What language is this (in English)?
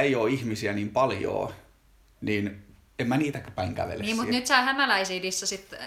Finnish